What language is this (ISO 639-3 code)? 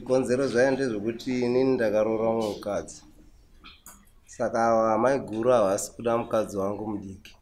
fra